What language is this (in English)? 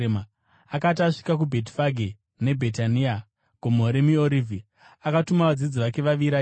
Shona